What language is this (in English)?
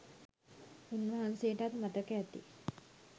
Sinhala